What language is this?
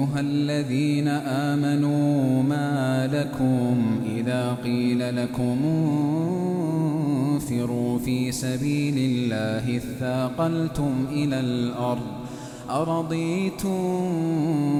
Arabic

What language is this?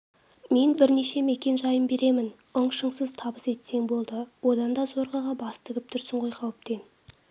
Kazakh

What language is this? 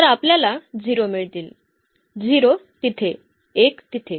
Marathi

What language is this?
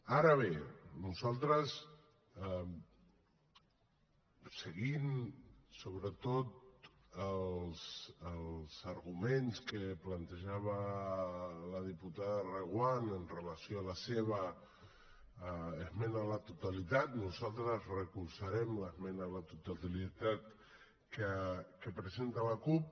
Catalan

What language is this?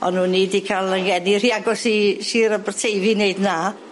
Welsh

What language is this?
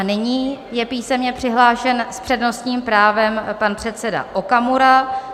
Czech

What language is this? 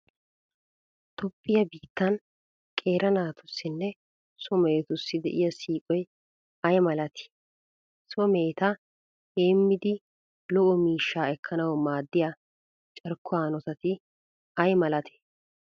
Wolaytta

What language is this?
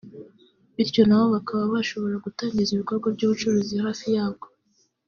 Kinyarwanda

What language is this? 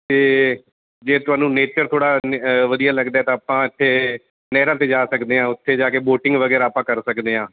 Punjabi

